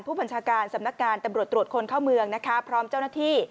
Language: Thai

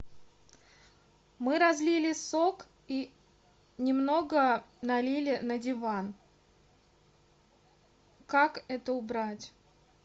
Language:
Russian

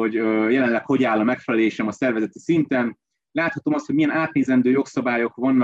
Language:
Hungarian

